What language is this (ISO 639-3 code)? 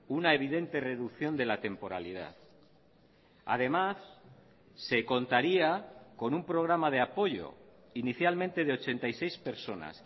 spa